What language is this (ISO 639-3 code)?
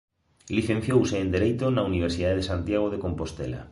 glg